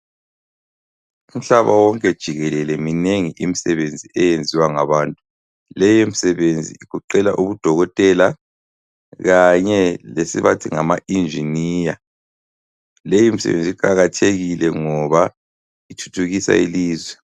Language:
North Ndebele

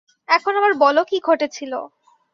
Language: Bangla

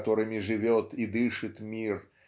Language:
Russian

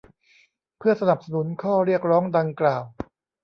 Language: Thai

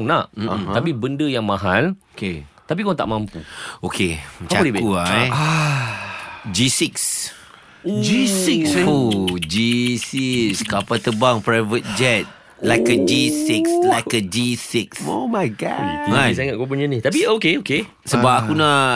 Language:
Malay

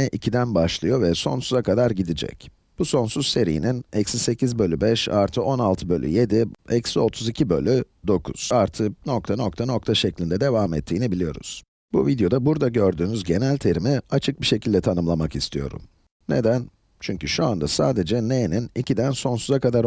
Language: Turkish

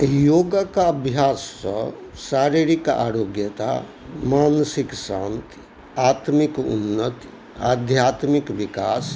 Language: Maithili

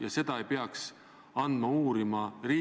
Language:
Estonian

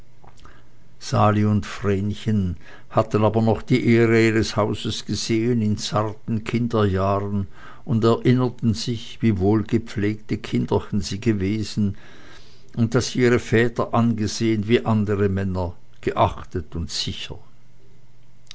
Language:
German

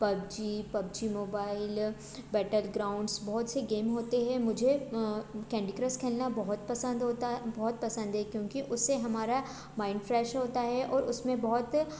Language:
Hindi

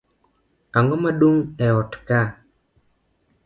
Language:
Luo (Kenya and Tanzania)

